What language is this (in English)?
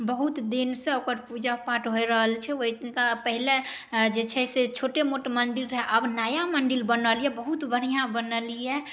Maithili